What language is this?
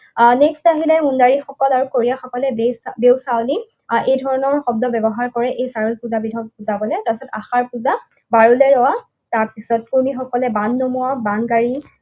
Assamese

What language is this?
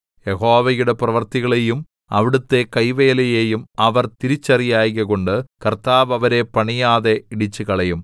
Malayalam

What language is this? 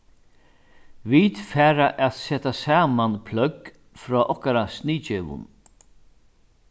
Faroese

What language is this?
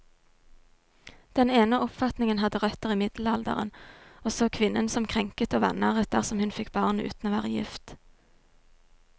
Norwegian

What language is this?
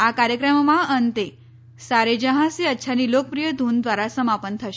Gujarati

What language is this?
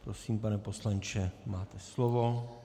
Czech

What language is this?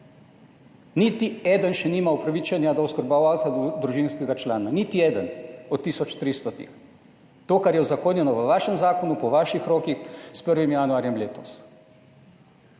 Slovenian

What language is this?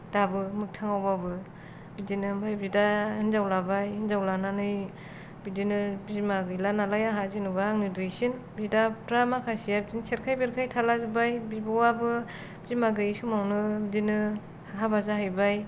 Bodo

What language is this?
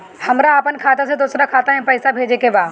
Bhojpuri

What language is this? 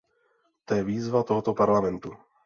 Czech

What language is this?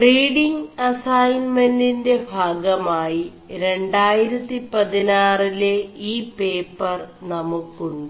Malayalam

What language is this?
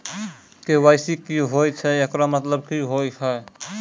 Maithili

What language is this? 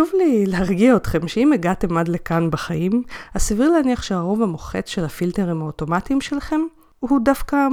Hebrew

